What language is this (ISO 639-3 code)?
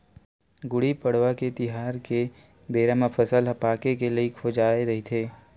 hne